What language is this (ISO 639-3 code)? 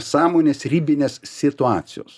lit